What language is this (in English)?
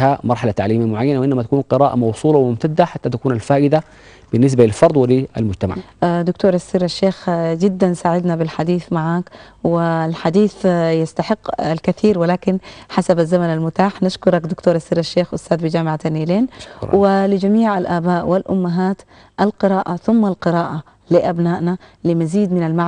Arabic